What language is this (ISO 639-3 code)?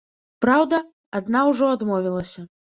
bel